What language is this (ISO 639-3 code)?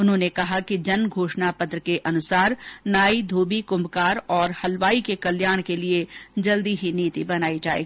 hin